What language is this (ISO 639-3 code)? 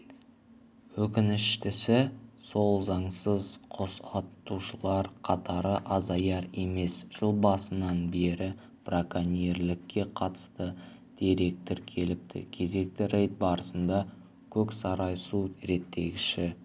kaz